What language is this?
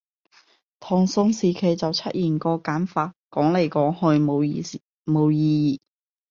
Cantonese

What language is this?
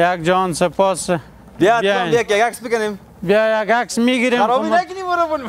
Persian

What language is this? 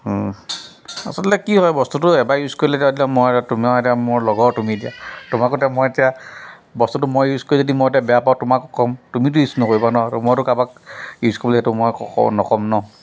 Assamese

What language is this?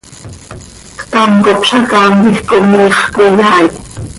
Seri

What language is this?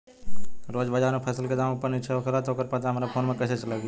Bhojpuri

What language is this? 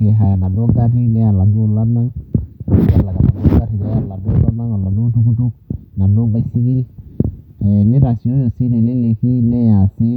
Masai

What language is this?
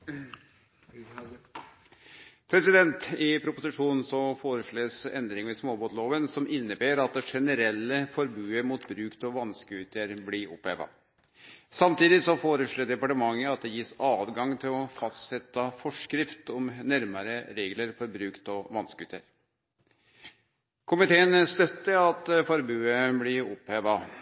Norwegian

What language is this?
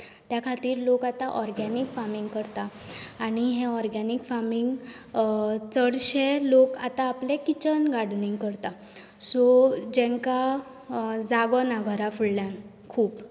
Konkani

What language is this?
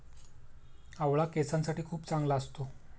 Marathi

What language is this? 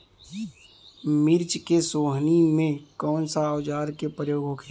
Bhojpuri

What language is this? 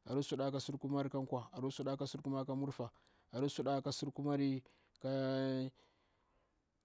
Bura-Pabir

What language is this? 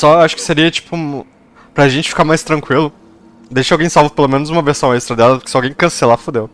Portuguese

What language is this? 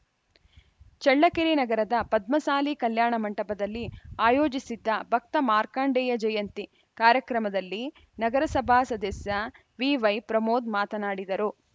Kannada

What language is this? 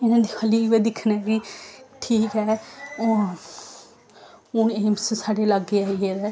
Dogri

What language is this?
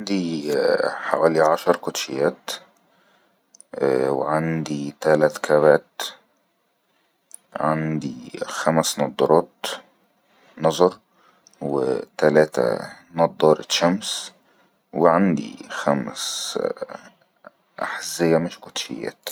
Egyptian Arabic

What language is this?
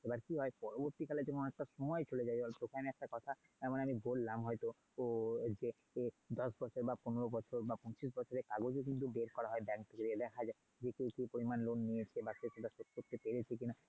Bangla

